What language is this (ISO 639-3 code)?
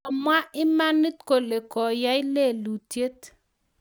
kln